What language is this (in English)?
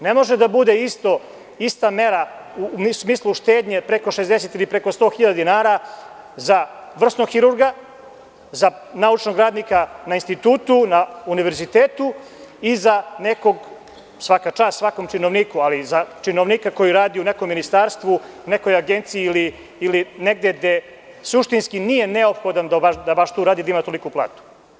Serbian